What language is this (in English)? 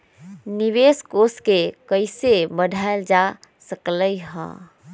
Magahi